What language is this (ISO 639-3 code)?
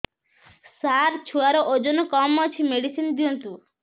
ori